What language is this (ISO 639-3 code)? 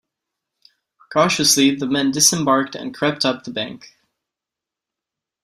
eng